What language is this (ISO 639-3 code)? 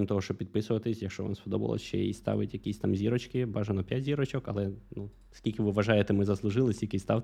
ukr